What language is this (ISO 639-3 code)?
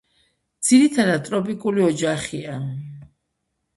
kat